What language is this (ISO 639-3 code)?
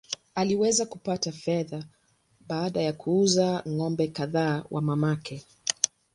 swa